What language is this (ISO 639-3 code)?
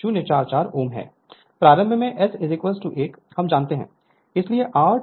hin